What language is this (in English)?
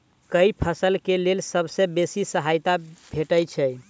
Maithili